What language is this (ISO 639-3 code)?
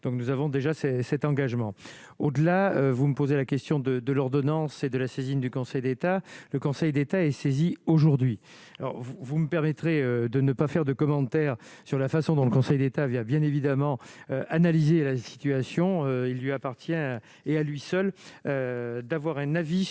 fra